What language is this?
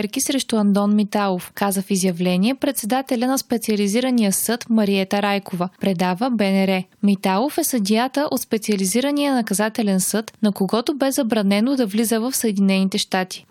Bulgarian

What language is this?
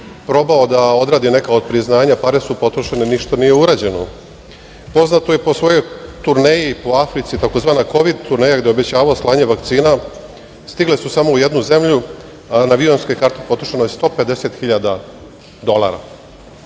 Serbian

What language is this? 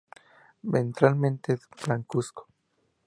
Spanish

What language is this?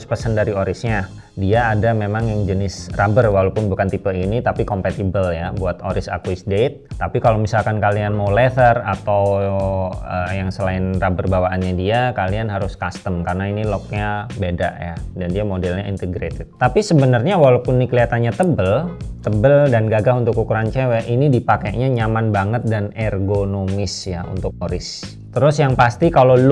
Indonesian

